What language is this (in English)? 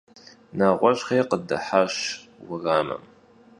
Kabardian